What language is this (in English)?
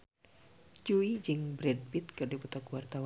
Sundanese